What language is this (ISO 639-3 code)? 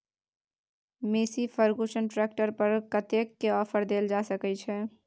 mai